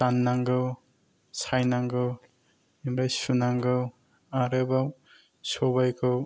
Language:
Bodo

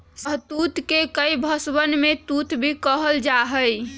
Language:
Magahi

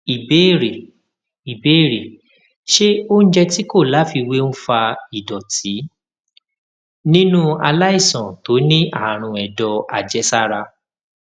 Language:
Yoruba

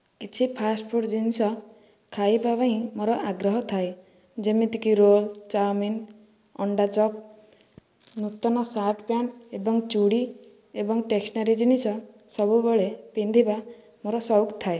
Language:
Odia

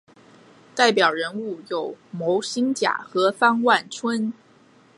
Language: Chinese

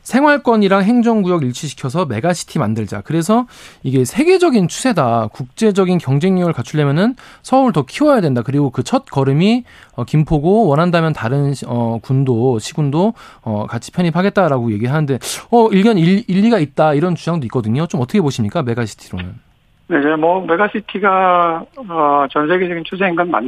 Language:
Korean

